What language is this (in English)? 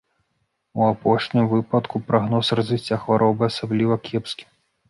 Belarusian